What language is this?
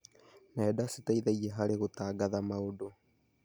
Kikuyu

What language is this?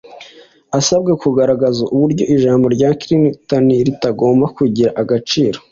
Kinyarwanda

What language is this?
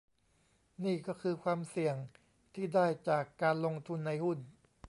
Thai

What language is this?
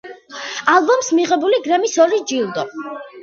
Georgian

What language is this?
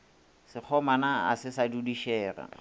Northern Sotho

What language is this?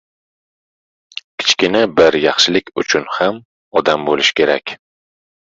Uzbek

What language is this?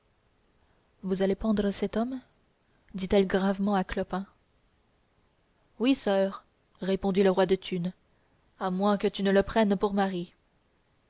French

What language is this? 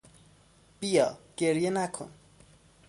Persian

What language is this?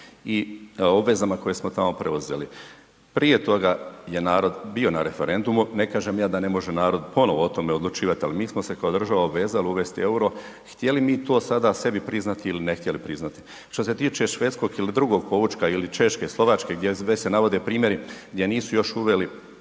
Croatian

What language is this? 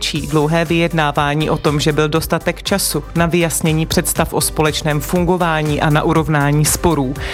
Czech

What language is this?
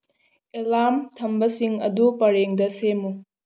Manipuri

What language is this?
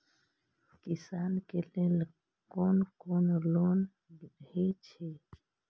Maithili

